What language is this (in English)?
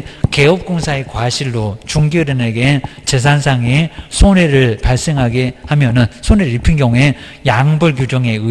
Korean